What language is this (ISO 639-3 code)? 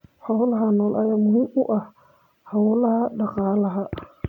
som